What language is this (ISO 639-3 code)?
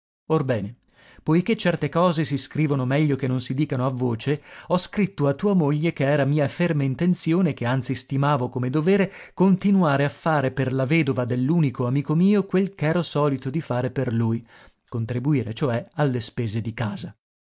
ita